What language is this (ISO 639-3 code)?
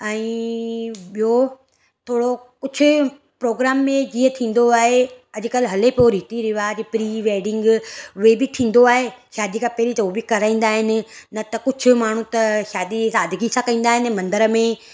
snd